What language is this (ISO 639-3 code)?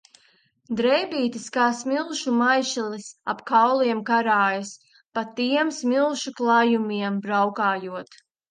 lav